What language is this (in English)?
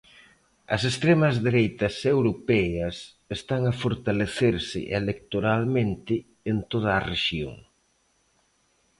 Galician